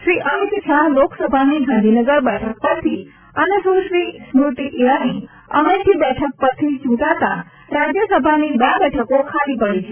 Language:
Gujarati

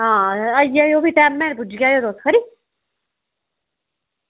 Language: Dogri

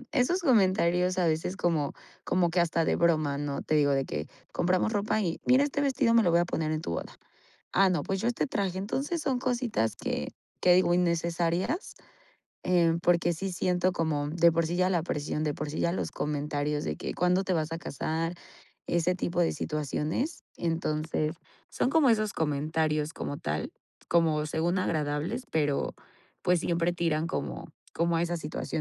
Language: Spanish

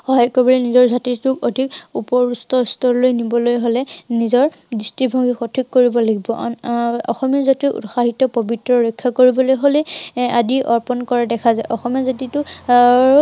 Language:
Assamese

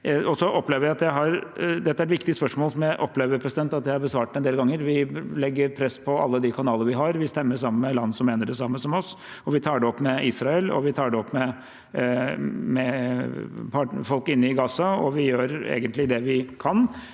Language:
Norwegian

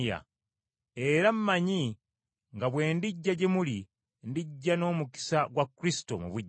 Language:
Ganda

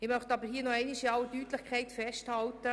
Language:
Swiss German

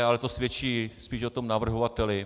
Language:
Czech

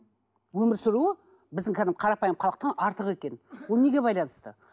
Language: Kazakh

